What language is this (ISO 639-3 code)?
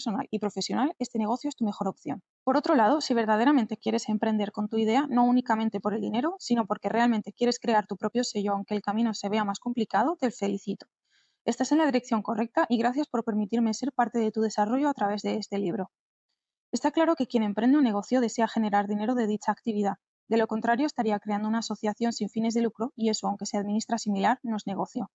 spa